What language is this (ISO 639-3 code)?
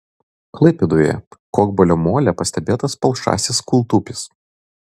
lit